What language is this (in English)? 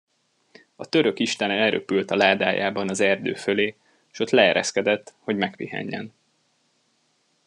Hungarian